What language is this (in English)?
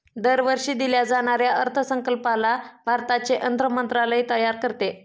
Marathi